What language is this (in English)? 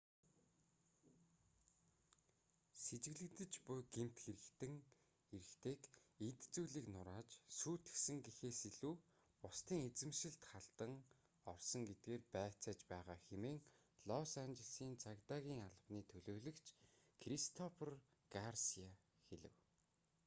Mongolian